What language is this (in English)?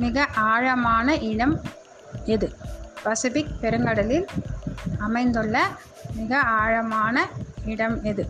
Tamil